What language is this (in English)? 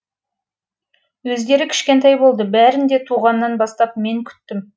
Kazakh